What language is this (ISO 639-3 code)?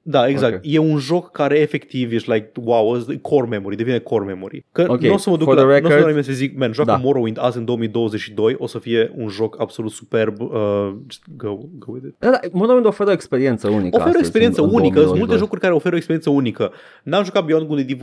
ron